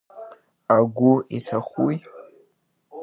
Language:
Abkhazian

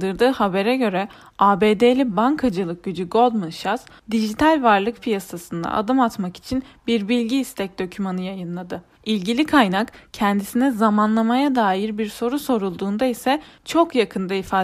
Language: Turkish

